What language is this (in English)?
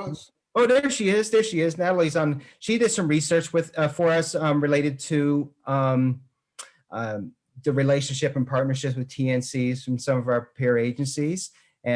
English